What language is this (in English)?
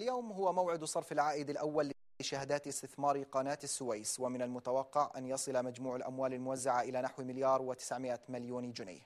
Arabic